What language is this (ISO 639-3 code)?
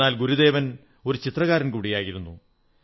mal